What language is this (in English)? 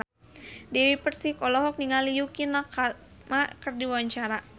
Sundanese